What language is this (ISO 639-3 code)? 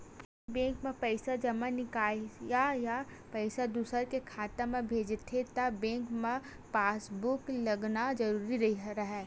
hne